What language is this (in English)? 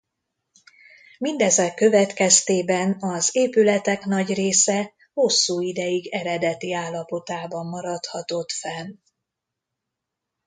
Hungarian